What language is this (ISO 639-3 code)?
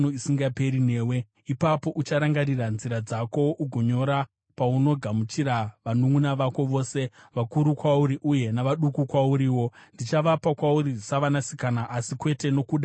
sna